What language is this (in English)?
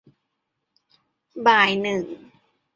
Thai